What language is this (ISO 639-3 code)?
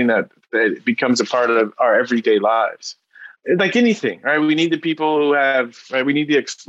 eng